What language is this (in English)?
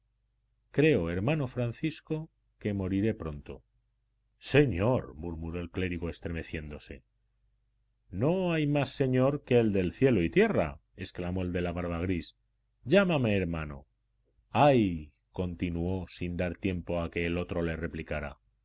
Spanish